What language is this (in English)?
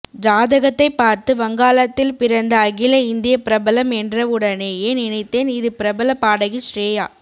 Tamil